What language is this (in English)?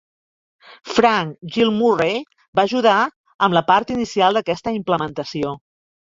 Catalan